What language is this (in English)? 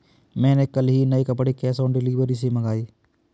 Hindi